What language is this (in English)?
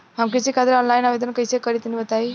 Bhojpuri